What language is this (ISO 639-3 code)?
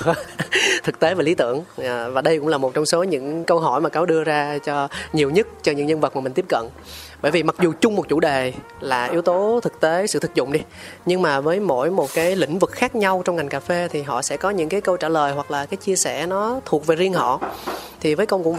vie